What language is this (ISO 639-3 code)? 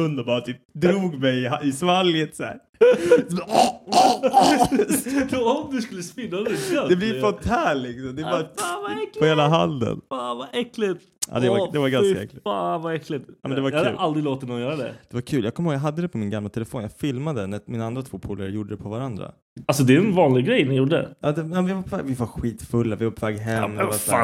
swe